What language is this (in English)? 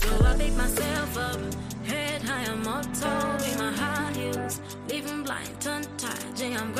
Swahili